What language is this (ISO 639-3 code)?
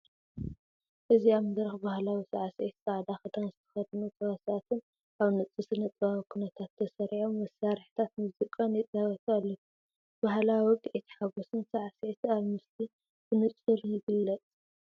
tir